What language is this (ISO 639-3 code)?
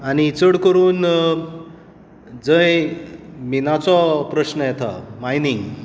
kok